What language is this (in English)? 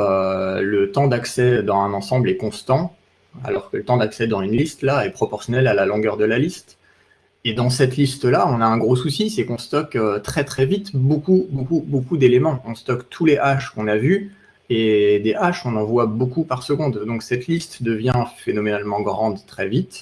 French